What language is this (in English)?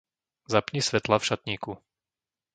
Slovak